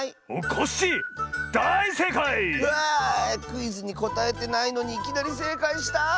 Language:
Japanese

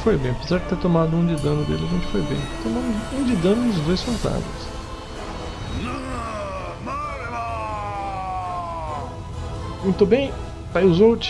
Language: Portuguese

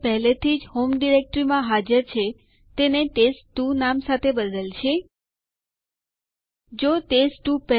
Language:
Gujarati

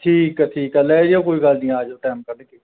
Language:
Punjabi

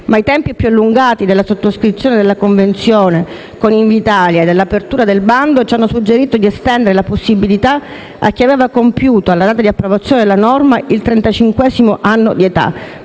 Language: Italian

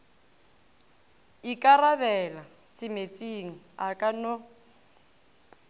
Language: Northern Sotho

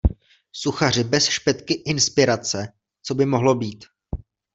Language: Czech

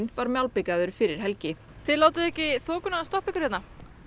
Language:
Icelandic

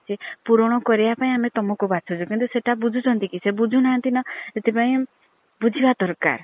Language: Odia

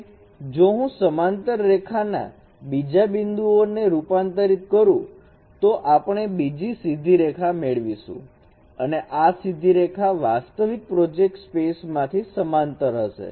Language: Gujarati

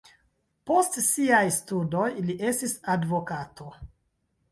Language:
Esperanto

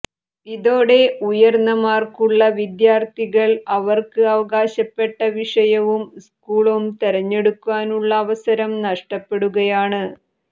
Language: Malayalam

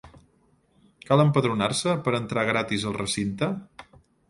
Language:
Catalan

